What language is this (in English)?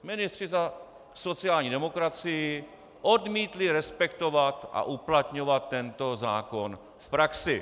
Czech